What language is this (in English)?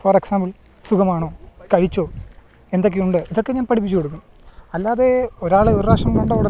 Malayalam